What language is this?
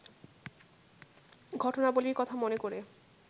Bangla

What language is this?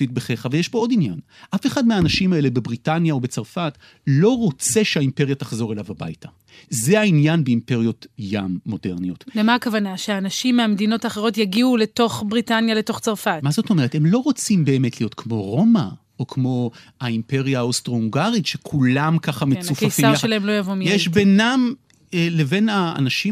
Hebrew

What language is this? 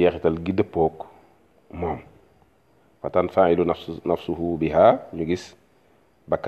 Arabic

